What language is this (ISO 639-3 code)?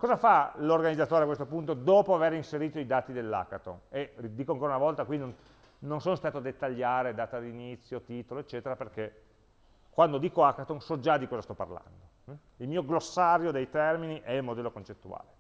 ita